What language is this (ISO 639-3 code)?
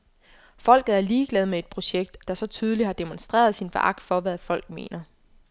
dan